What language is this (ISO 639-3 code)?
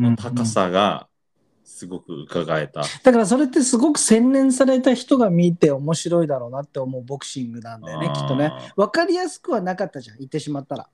jpn